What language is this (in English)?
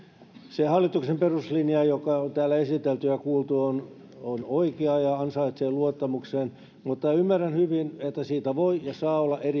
Finnish